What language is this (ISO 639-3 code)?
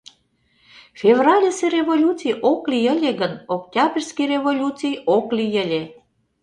chm